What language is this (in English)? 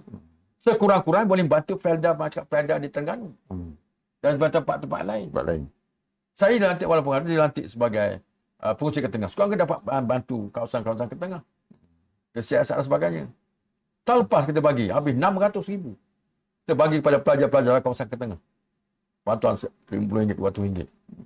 Malay